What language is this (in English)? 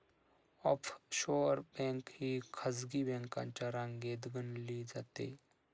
Marathi